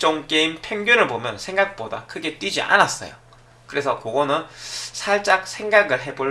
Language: Korean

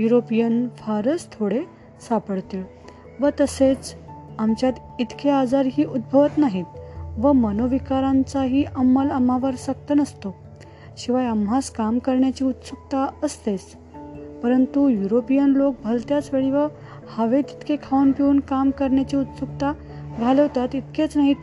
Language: Marathi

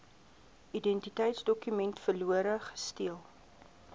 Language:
Afrikaans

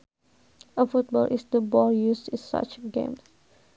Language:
Sundanese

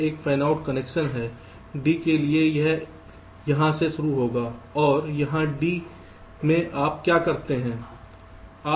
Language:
Hindi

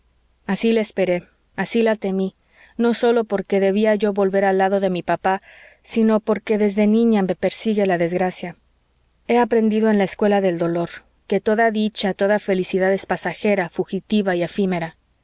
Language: Spanish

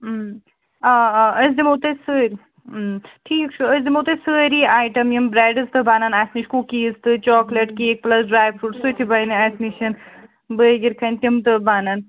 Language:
Kashmiri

